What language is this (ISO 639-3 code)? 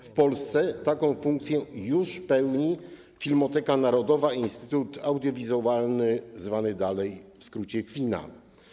pol